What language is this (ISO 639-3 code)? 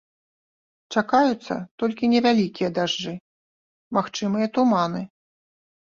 bel